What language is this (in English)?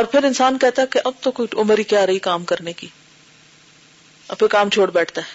Urdu